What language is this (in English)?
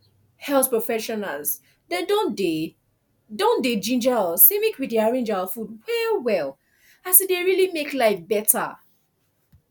Nigerian Pidgin